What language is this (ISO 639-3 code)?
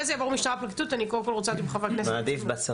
heb